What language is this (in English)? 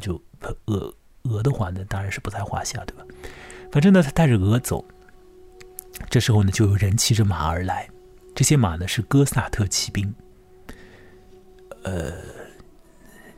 Chinese